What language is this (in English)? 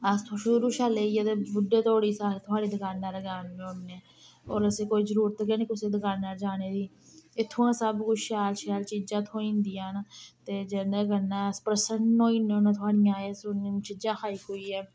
Dogri